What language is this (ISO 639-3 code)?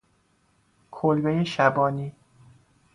fas